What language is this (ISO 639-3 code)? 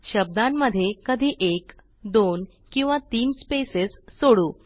mar